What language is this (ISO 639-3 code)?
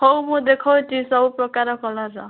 ori